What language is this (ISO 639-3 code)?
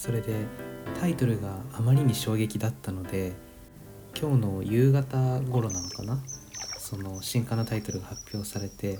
jpn